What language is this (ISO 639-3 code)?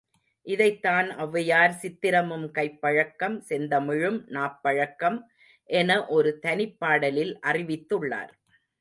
tam